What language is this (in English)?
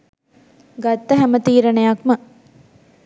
Sinhala